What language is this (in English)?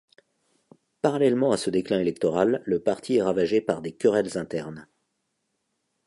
French